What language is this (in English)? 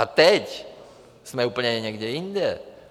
Czech